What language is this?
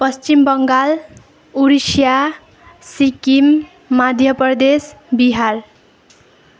Nepali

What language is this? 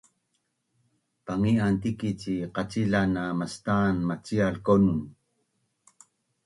Bunun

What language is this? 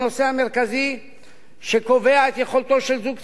Hebrew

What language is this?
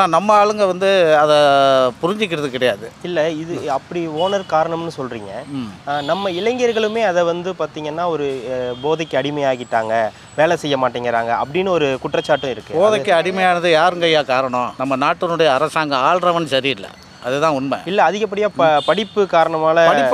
Arabic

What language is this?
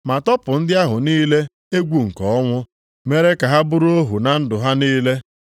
Igbo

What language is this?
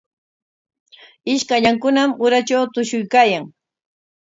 Corongo Ancash Quechua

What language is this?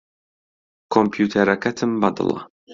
Central Kurdish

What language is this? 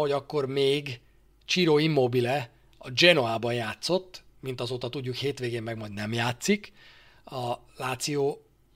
Hungarian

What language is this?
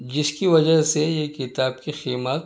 Urdu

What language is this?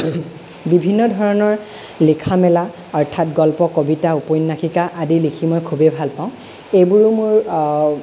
Assamese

